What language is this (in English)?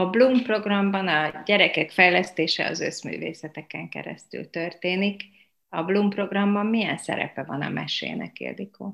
Hungarian